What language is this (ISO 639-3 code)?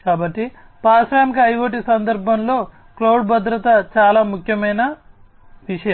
tel